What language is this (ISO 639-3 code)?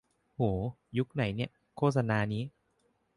tha